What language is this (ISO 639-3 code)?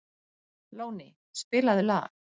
isl